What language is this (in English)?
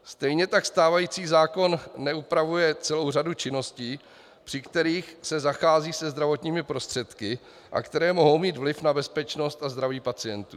Czech